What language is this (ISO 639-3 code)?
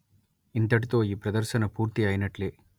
tel